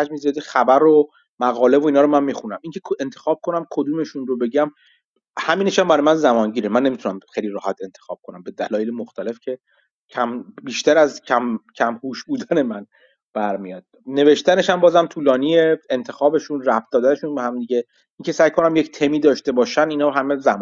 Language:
Persian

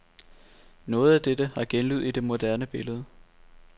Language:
Danish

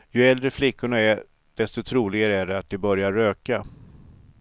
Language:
Swedish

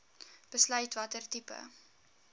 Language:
Afrikaans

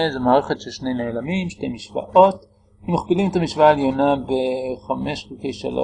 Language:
Hebrew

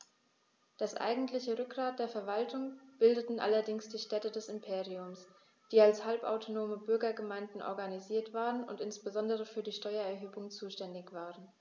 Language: German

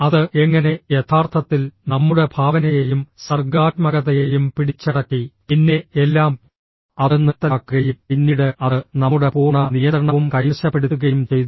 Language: Malayalam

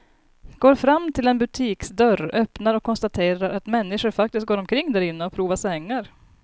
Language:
Swedish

